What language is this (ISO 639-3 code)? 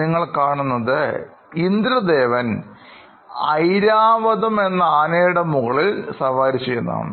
mal